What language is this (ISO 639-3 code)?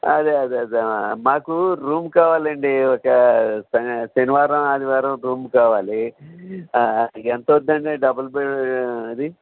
tel